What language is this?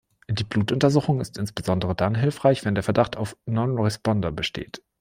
German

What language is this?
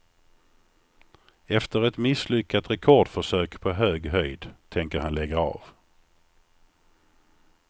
Swedish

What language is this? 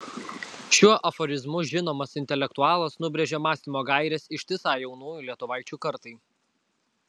Lithuanian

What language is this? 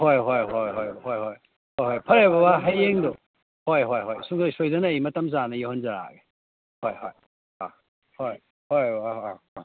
Manipuri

